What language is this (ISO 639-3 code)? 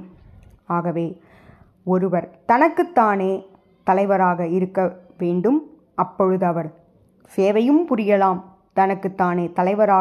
tam